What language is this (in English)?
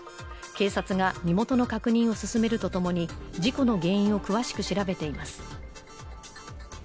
Japanese